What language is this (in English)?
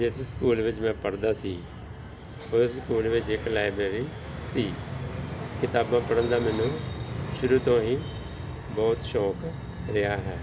Punjabi